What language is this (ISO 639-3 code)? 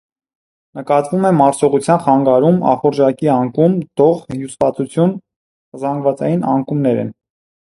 hye